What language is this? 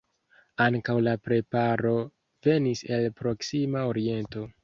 Esperanto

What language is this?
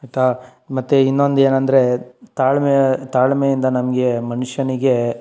Kannada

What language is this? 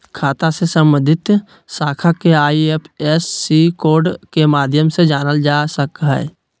Magahi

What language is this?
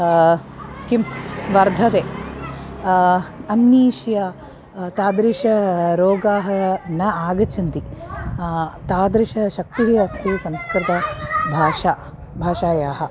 Sanskrit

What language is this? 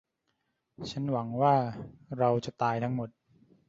Thai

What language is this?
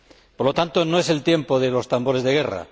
Spanish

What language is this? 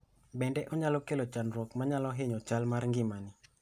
Luo (Kenya and Tanzania)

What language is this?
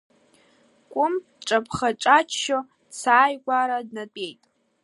Abkhazian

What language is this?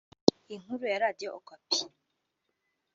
Kinyarwanda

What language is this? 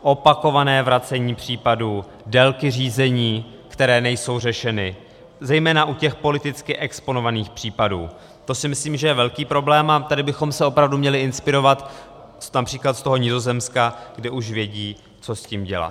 Czech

